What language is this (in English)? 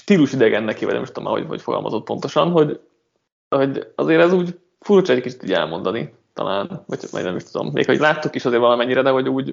Hungarian